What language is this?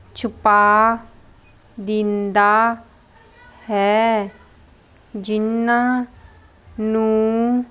Punjabi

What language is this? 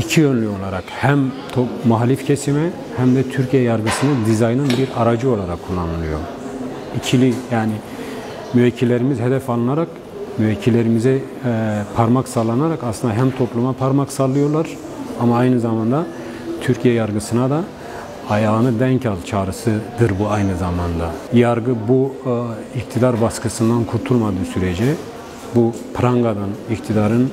Turkish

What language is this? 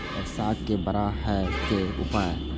Maithili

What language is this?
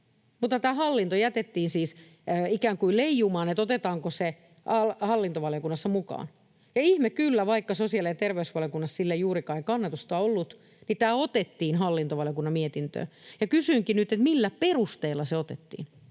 Finnish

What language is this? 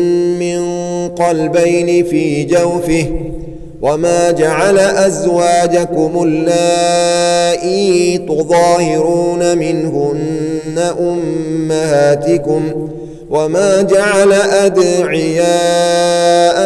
Arabic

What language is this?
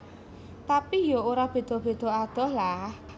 Javanese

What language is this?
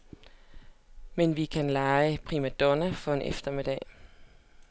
Danish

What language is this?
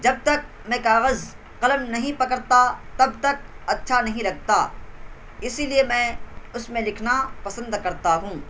Urdu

